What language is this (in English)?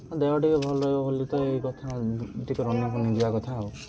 Odia